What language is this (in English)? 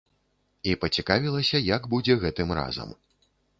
Belarusian